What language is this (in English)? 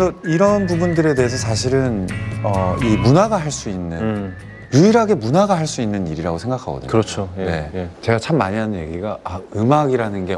Korean